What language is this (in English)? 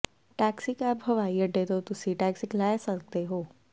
Punjabi